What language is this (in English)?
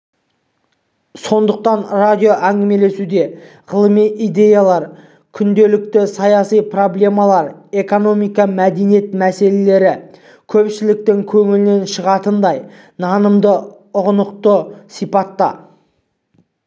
Kazakh